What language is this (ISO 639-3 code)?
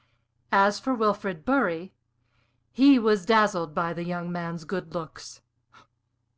eng